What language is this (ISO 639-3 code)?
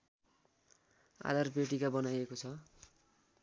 nep